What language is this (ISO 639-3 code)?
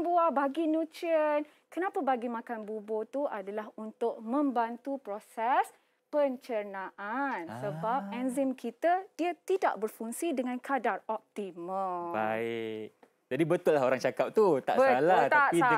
msa